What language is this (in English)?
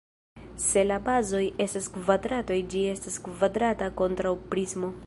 Esperanto